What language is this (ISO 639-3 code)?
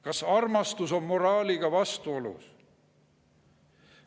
est